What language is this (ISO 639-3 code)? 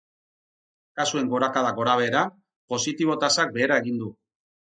eus